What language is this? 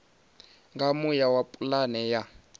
Venda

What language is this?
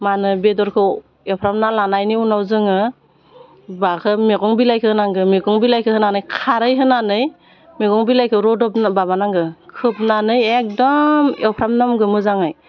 Bodo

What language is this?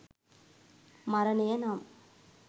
Sinhala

